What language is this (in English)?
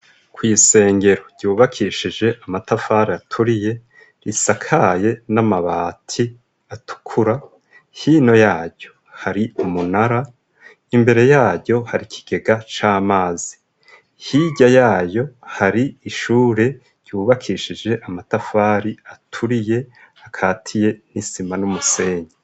Rundi